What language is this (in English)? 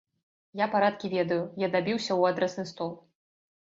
Belarusian